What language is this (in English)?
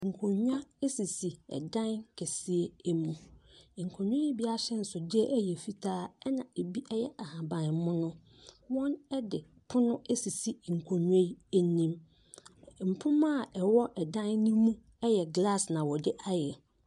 Akan